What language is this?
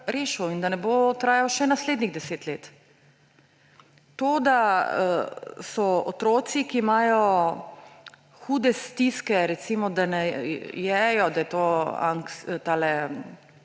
Slovenian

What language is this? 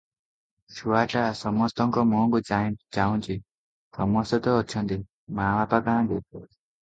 Odia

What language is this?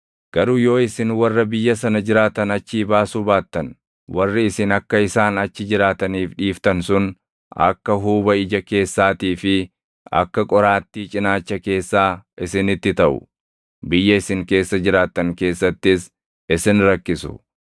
Oromo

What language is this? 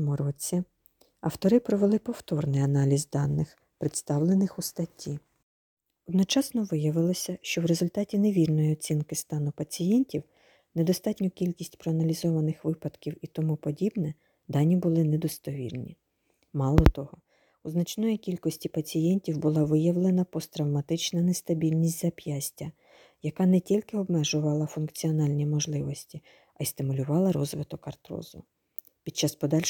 Ukrainian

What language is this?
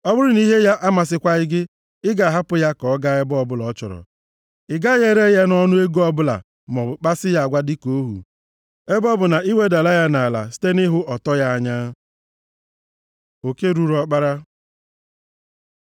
Igbo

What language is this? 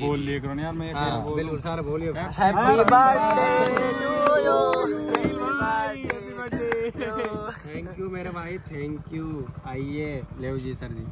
Hindi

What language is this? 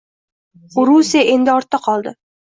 Uzbek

